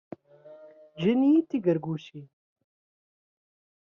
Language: Kabyle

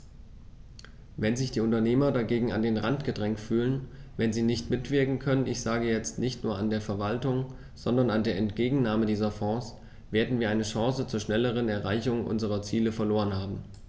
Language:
German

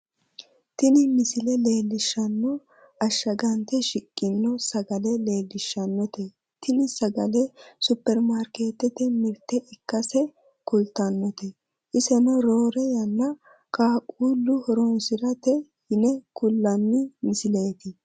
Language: Sidamo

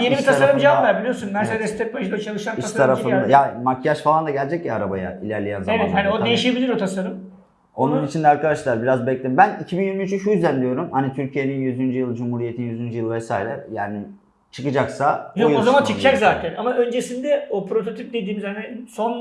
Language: Turkish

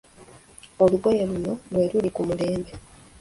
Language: Ganda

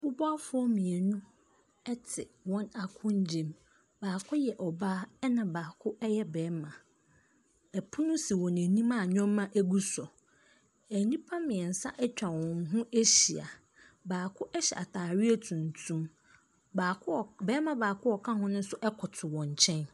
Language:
Akan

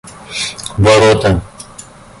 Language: Russian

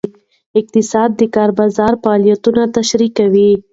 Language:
Pashto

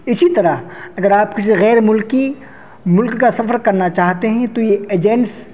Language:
Urdu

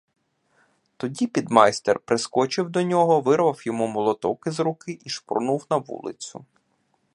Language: Ukrainian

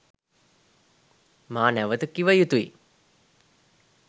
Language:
Sinhala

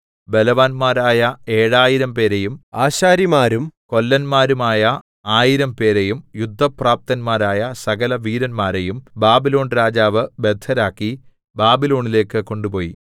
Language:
Malayalam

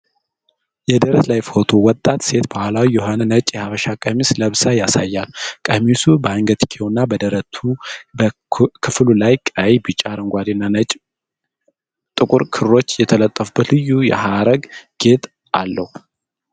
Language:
Amharic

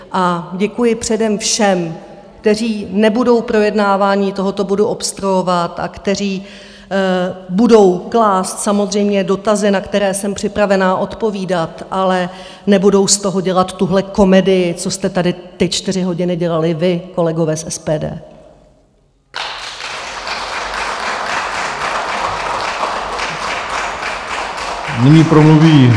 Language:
Czech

